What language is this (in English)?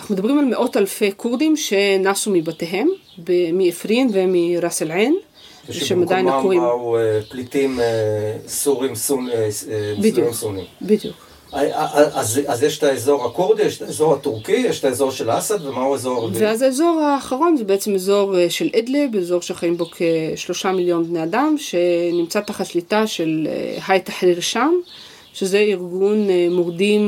Hebrew